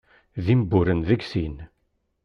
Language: Kabyle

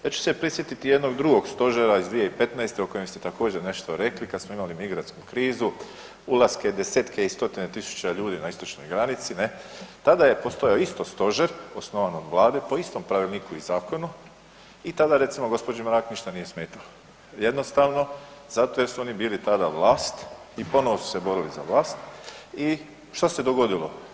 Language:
Croatian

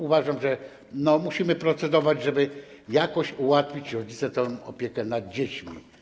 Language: Polish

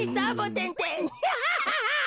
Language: Japanese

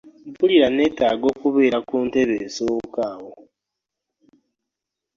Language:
Ganda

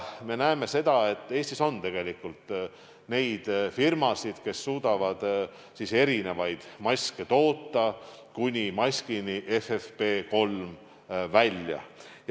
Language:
Estonian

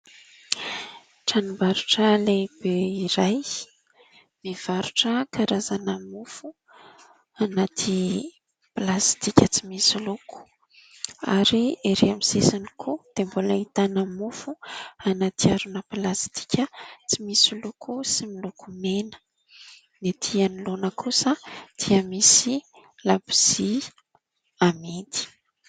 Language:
Malagasy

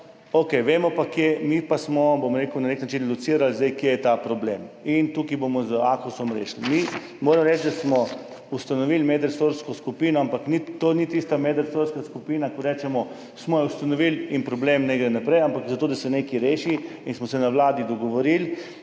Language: Slovenian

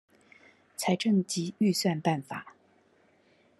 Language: Chinese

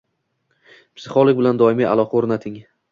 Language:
Uzbek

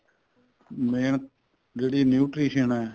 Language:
Punjabi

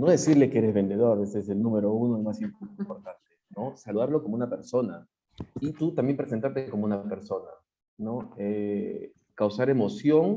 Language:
Spanish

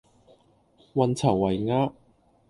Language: Cantonese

